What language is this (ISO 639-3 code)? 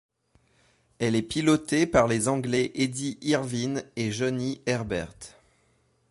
fra